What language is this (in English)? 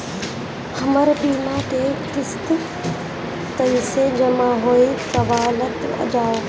Bhojpuri